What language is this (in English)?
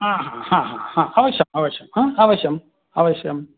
Sanskrit